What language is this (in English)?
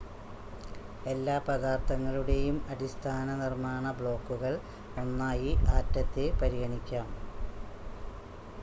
Malayalam